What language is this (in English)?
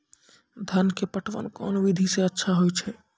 Maithili